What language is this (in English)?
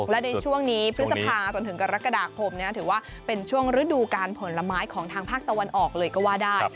Thai